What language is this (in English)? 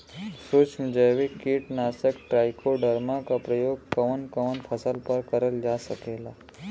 Bhojpuri